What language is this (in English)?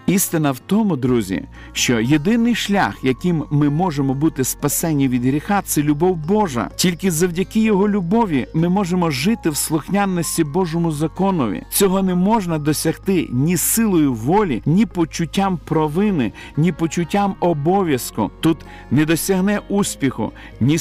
Ukrainian